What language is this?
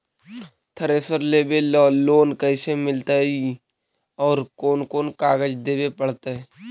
Magahi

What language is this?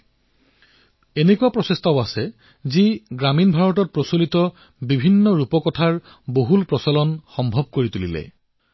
Assamese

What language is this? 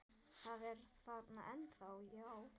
Icelandic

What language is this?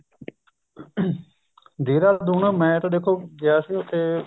Punjabi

